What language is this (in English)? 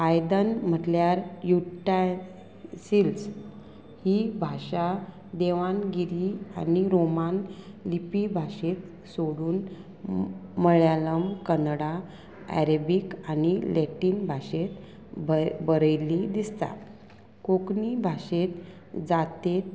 Konkani